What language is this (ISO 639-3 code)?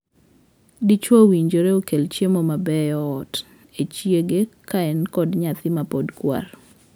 luo